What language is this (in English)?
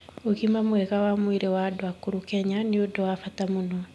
Kikuyu